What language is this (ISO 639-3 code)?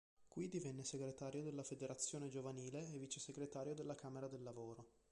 ita